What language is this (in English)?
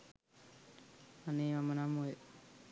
Sinhala